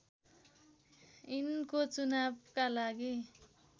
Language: Nepali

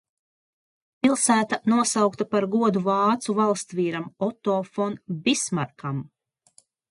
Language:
Latvian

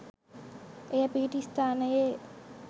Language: Sinhala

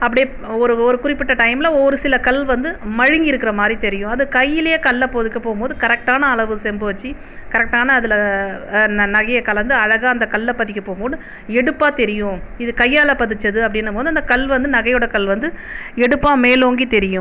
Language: Tamil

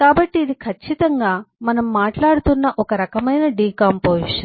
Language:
Telugu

